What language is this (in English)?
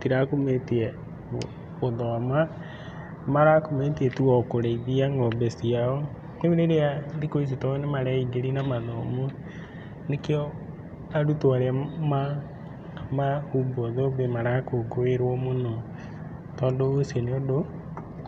Kikuyu